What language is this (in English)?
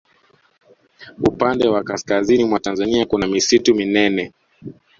Swahili